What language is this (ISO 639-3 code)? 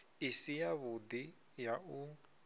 ven